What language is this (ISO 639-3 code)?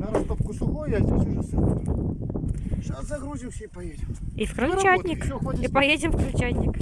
rus